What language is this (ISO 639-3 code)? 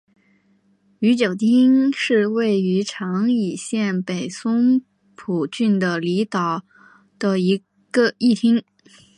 zho